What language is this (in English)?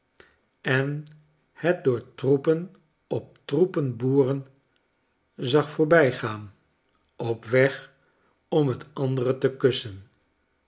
Dutch